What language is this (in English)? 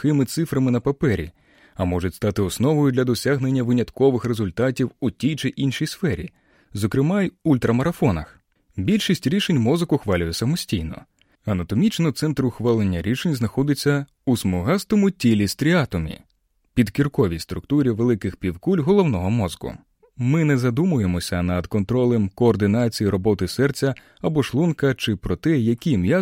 Ukrainian